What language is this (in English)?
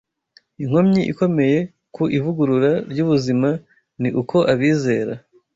Kinyarwanda